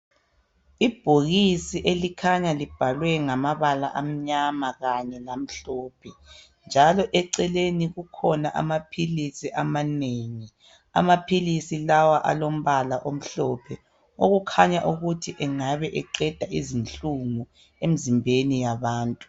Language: North Ndebele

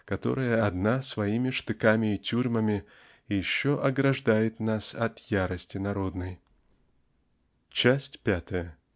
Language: Russian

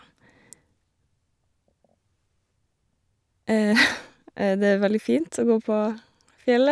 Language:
Norwegian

